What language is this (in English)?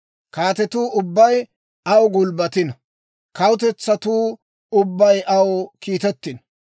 Dawro